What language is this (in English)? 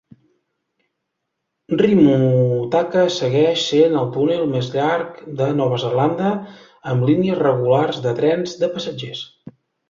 Catalan